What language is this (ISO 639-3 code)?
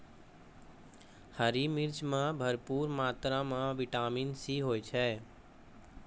mai